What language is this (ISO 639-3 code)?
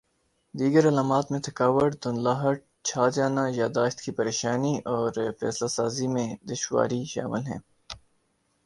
urd